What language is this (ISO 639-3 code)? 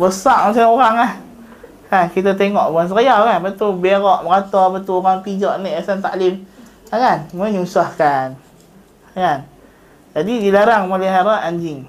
msa